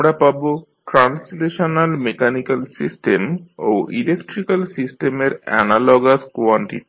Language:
Bangla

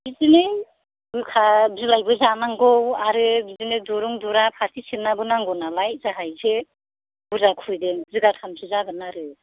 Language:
Bodo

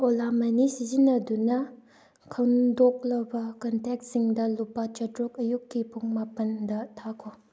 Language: Manipuri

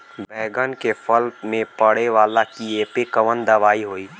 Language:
Bhojpuri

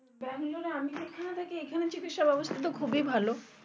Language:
Bangla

